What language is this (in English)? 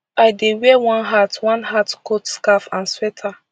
Nigerian Pidgin